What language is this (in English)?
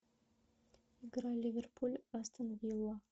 Russian